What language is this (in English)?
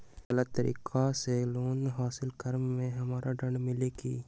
Magahi